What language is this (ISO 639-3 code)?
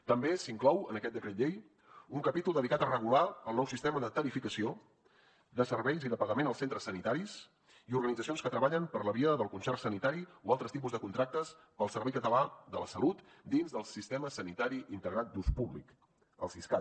cat